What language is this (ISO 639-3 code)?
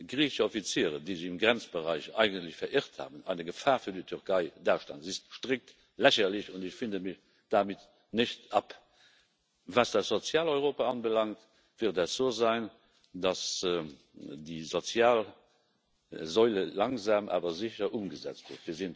deu